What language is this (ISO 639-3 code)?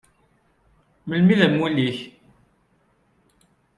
kab